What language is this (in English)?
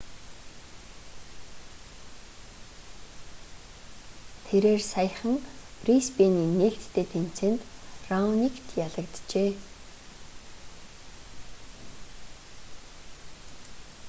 Mongolian